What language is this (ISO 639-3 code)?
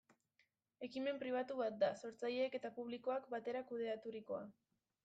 eus